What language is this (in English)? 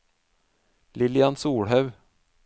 Norwegian